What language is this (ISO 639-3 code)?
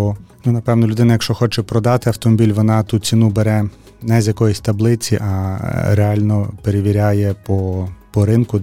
ukr